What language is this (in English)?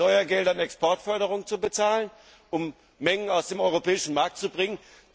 German